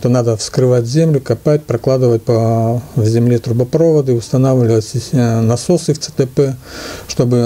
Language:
Russian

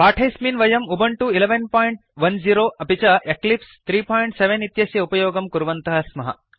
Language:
Sanskrit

